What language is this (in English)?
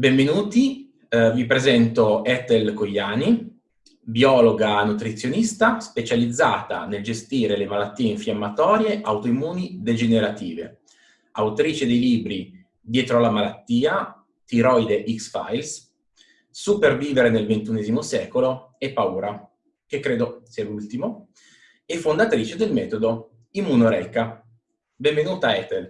Italian